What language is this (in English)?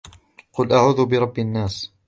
Arabic